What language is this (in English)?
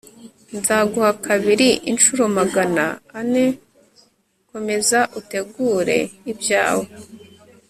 Kinyarwanda